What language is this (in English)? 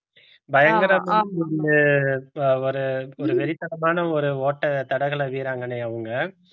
Tamil